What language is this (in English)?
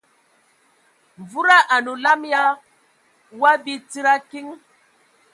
Ewondo